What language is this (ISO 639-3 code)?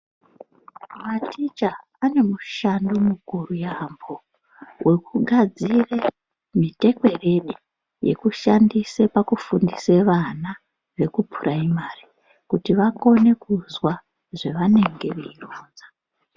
ndc